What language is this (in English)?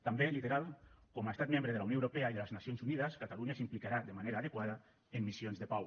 Catalan